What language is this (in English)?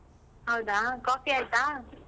Kannada